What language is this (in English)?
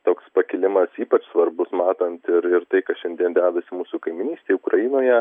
Lithuanian